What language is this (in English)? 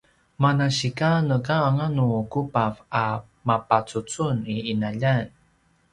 Paiwan